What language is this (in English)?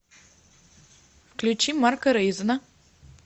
Russian